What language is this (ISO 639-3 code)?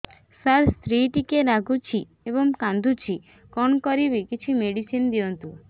ori